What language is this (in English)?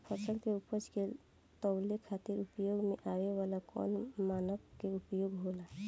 Bhojpuri